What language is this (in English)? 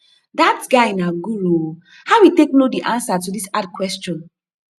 Nigerian Pidgin